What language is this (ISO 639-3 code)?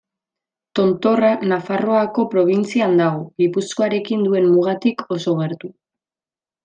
eus